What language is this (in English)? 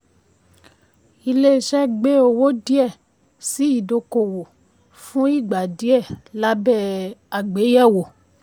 Yoruba